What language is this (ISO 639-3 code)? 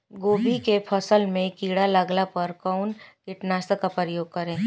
bho